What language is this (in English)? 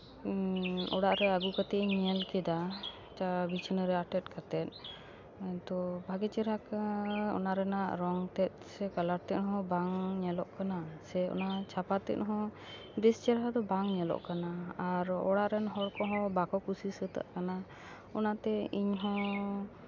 Santali